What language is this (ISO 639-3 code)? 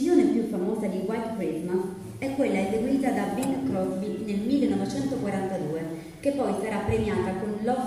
ita